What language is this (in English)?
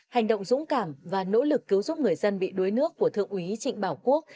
Vietnamese